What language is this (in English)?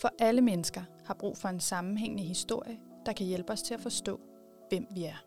Danish